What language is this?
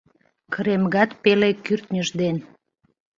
Mari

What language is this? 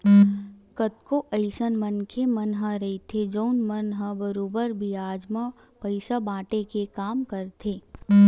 Chhattisgarhi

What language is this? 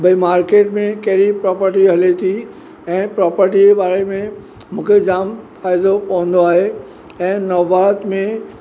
Sindhi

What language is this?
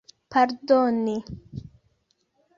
Esperanto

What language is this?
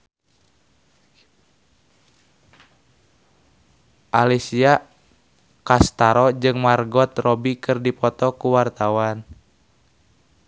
Sundanese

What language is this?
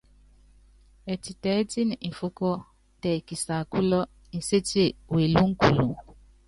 Yangben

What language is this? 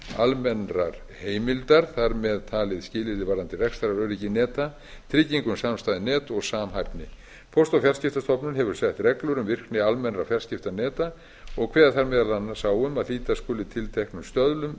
Icelandic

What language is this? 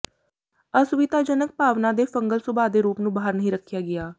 Punjabi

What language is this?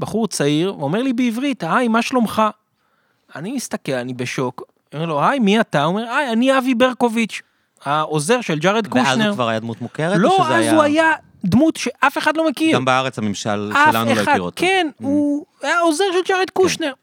Hebrew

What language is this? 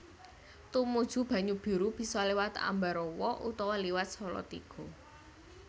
Javanese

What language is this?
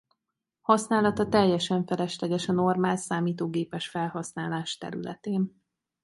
Hungarian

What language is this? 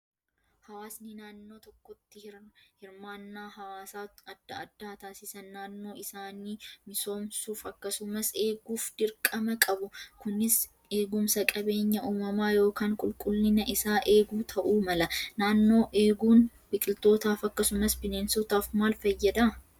Oromo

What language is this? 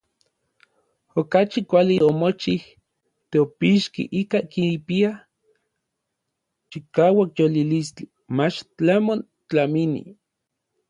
Orizaba Nahuatl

